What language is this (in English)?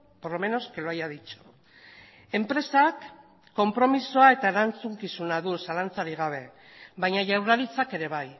Basque